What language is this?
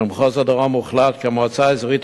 Hebrew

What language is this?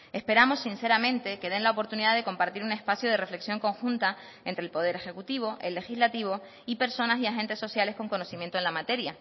Spanish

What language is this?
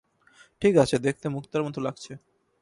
Bangla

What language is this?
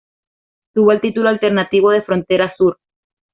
Spanish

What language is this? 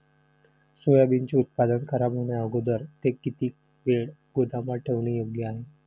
Marathi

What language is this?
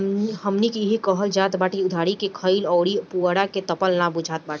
Bhojpuri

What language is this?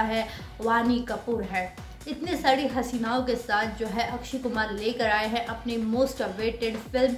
Hindi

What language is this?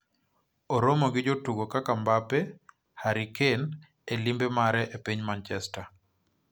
Luo (Kenya and Tanzania)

